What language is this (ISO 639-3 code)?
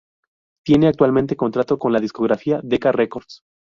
spa